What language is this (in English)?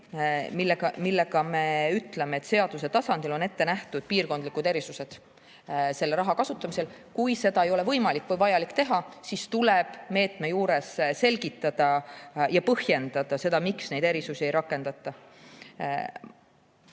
Estonian